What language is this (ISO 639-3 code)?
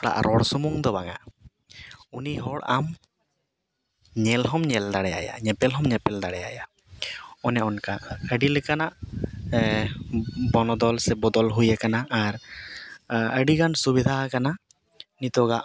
sat